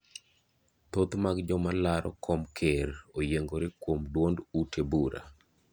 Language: Luo (Kenya and Tanzania)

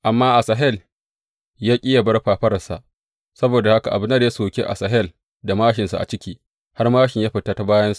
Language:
Hausa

